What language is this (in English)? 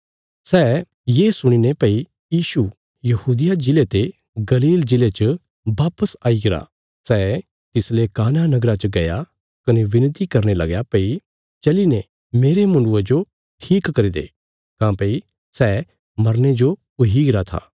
Bilaspuri